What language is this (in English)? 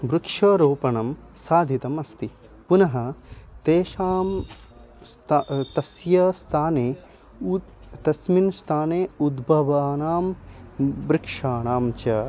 Sanskrit